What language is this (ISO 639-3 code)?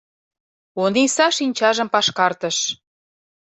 chm